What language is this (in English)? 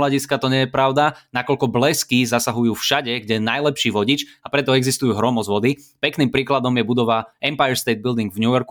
Slovak